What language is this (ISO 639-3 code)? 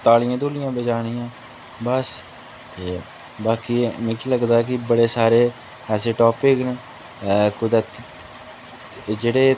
doi